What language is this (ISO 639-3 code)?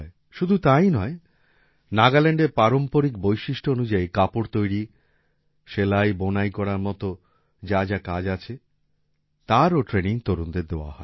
ben